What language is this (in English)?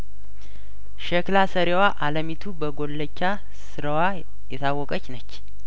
Amharic